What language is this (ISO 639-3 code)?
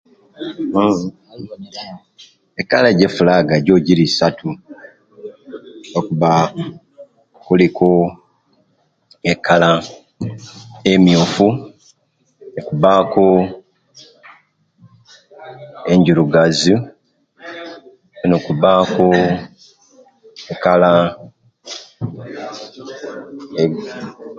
lke